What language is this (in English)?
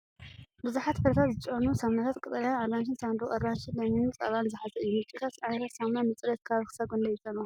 Tigrinya